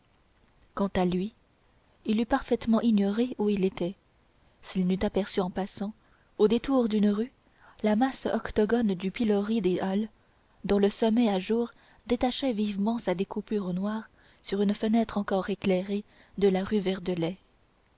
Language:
French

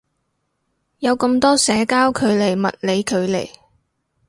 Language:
Cantonese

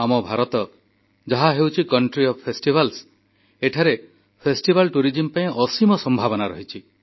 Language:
Odia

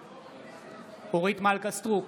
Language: Hebrew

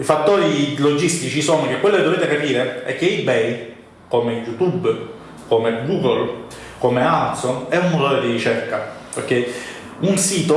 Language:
Italian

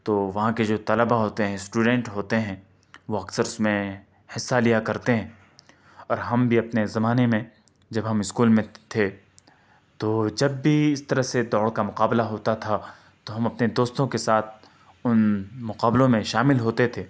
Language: Urdu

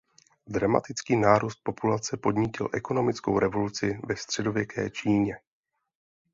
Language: Czech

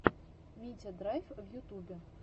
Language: Russian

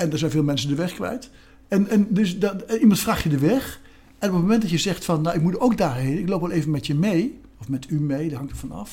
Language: Dutch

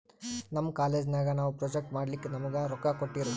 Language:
Kannada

